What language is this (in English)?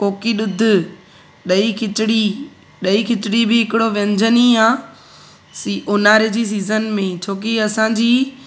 Sindhi